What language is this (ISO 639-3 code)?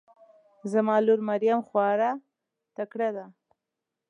pus